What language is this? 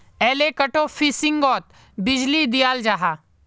Magahi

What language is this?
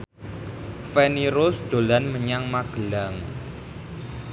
Javanese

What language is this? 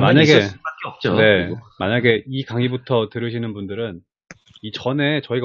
Korean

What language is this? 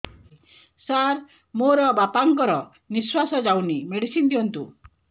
Odia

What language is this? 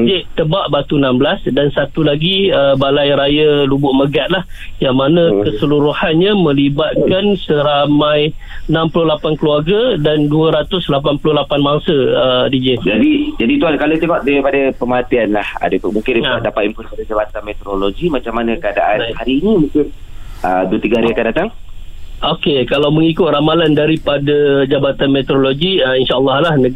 Malay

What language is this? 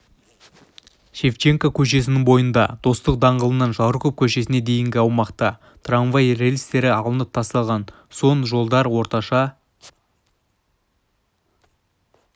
Kazakh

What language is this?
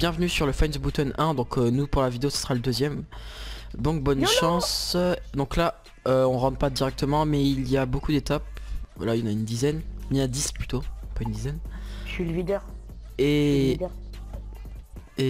French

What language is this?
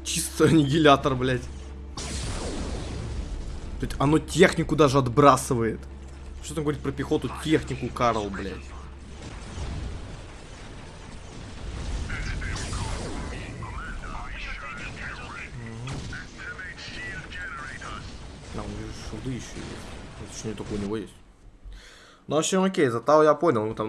Russian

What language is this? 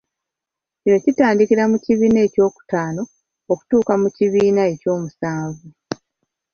Ganda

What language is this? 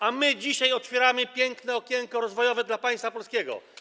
Polish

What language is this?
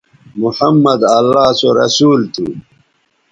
Bateri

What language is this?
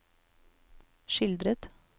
Norwegian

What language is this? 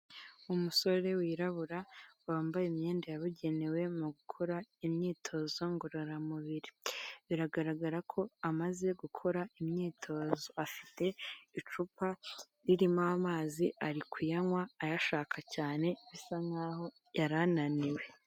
Kinyarwanda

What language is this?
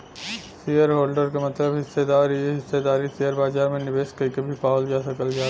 Bhojpuri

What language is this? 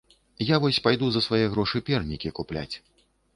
Belarusian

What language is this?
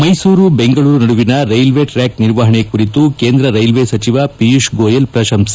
Kannada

